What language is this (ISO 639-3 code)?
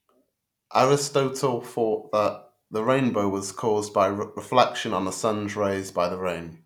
eng